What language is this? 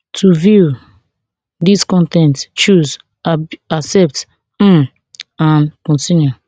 Nigerian Pidgin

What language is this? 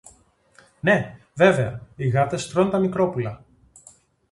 Greek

